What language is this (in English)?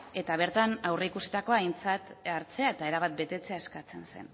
Basque